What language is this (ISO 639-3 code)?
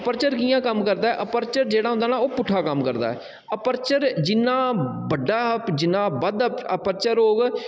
doi